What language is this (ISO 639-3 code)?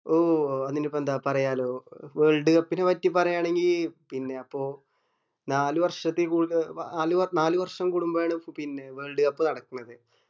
mal